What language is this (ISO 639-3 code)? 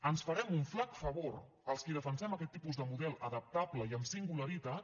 cat